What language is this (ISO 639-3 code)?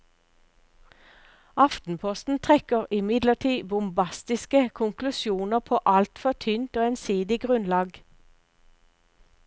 nor